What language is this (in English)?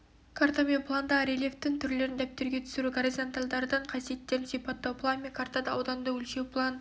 Kazakh